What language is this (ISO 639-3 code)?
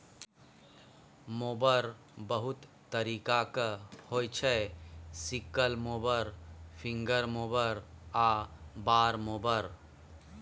mai